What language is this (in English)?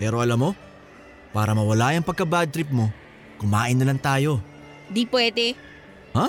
Filipino